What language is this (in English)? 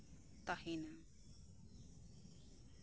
Santali